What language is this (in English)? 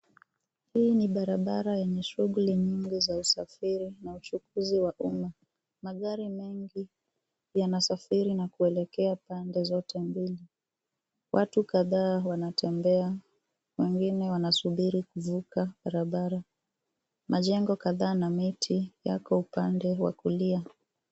Swahili